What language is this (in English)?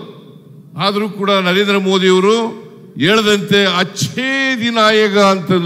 Kannada